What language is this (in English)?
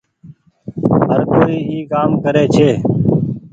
Goaria